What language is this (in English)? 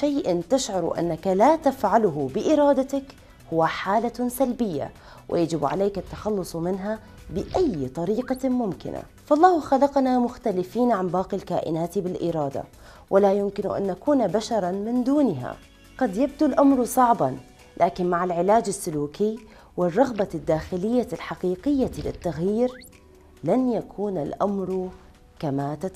Arabic